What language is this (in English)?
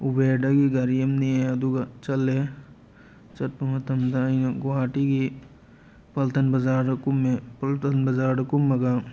Manipuri